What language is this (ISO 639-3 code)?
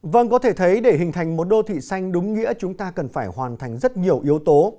vie